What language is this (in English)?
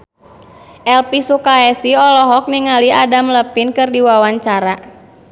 Sundanese